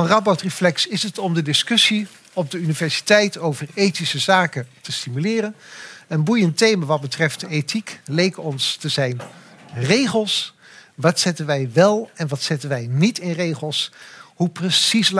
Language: Dutch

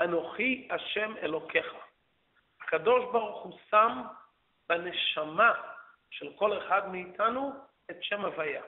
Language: Hebrew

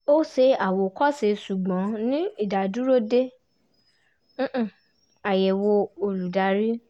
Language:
Yoruba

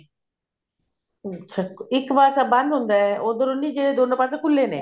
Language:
Punjabi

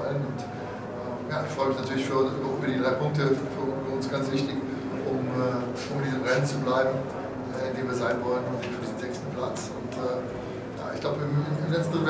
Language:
German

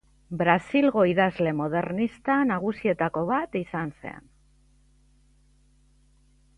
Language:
Basque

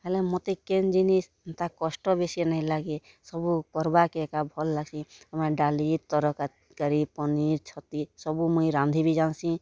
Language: Odia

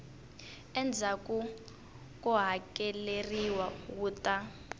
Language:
Tsonga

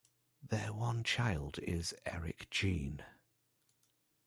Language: English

